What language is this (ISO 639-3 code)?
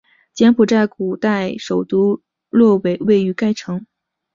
zho